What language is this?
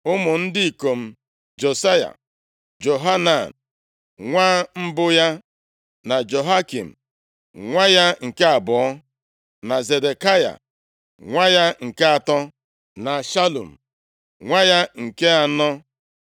Igbo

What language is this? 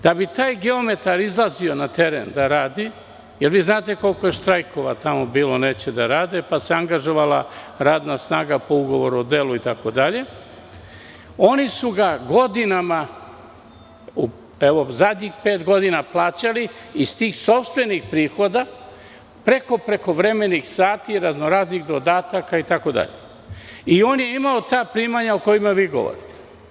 Serbian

